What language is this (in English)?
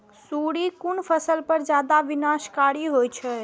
Maithili